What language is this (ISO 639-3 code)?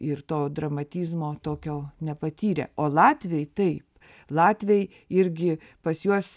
lit